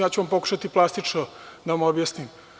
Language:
Serbian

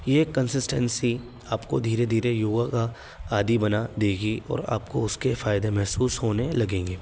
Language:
Urdu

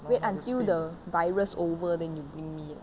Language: English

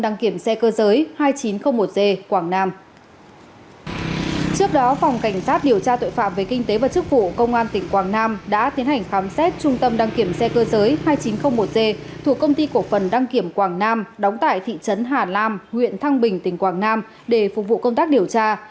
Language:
Vietnamese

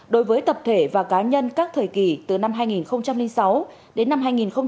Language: Vietnamese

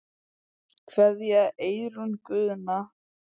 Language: Icelandic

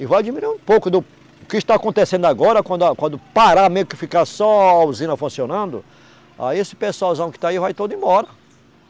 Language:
Portuguese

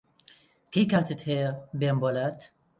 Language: Central Kurdish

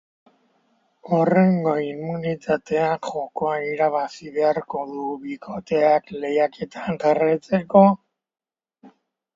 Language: Basque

